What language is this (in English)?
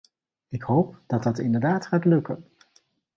Dutch